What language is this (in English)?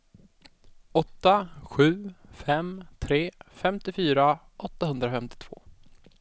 Swedish